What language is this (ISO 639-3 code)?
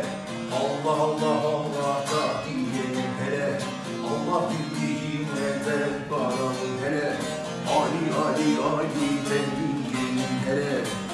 tur